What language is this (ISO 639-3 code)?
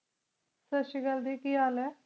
pan